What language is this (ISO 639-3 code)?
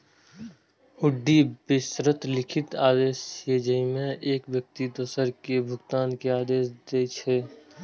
mai